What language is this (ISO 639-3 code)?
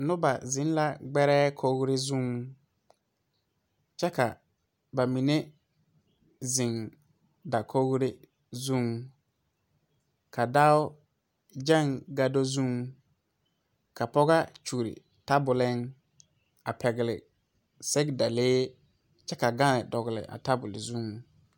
dga